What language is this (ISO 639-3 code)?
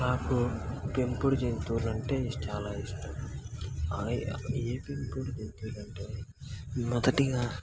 tel